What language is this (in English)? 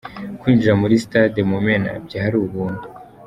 Kinyarwanda